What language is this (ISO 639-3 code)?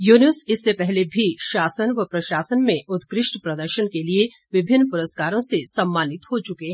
hin